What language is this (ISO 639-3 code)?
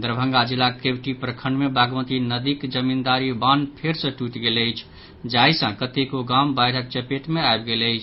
mai